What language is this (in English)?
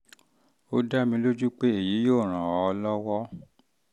Yoruba